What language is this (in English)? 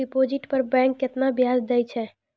Maithili